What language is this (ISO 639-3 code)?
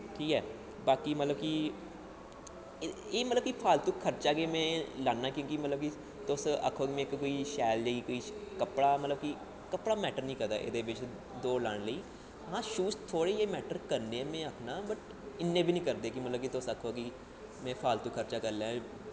doi